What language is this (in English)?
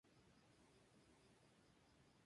Spanish